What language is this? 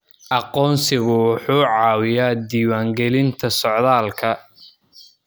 Somali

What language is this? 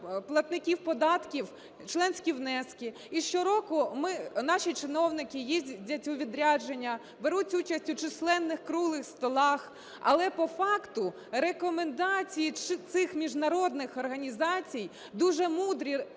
Ukrainian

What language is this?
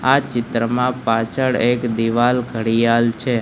Gujarati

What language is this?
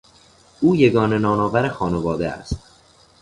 Persian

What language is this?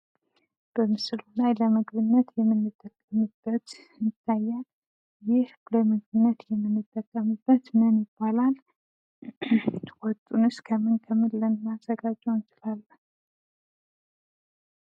Amharic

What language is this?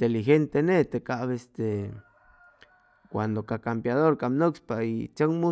Chimalapa Zoque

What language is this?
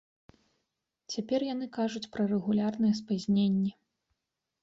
Belarusian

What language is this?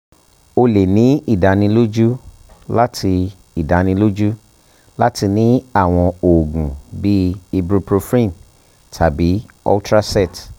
Yoruba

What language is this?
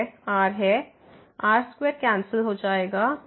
Hindi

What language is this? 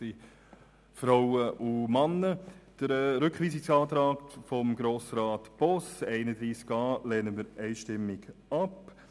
Swiss German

